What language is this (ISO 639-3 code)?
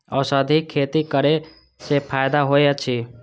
mai